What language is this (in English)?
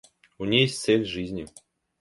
Russian